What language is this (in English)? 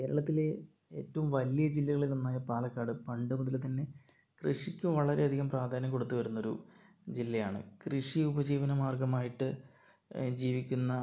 Malayalam